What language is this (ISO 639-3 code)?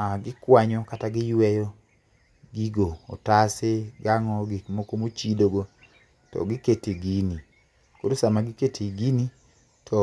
luo